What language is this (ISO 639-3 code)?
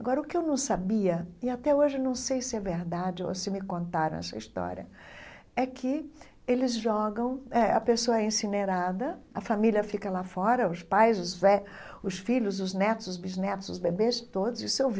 por